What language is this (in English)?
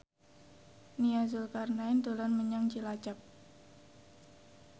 Javanese